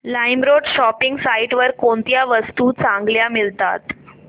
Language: Marathi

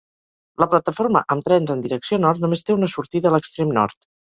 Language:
Catalan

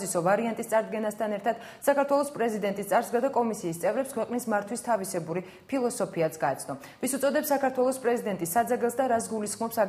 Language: Romanian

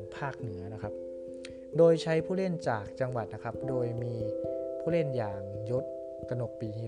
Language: Thai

